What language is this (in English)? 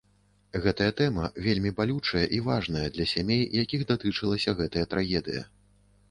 Belarusian